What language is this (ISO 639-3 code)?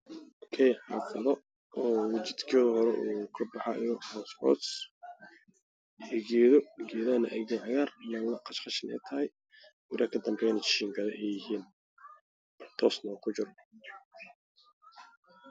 som